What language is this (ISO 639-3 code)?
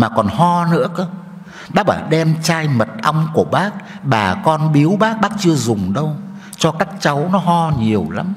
vie